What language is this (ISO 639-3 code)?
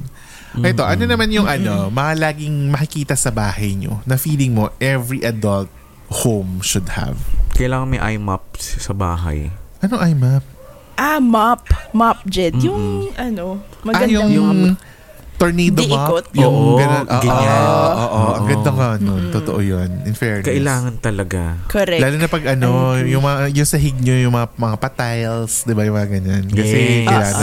fil